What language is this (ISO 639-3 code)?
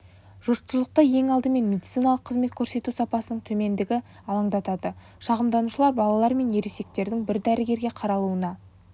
kaz